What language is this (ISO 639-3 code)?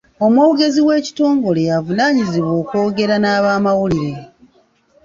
lug